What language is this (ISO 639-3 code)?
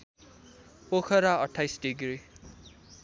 nep